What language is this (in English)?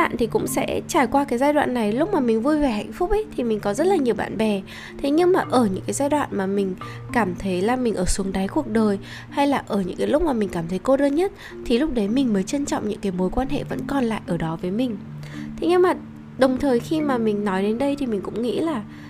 Vietnamese